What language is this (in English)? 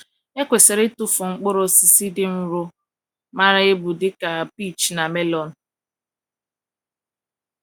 Igbo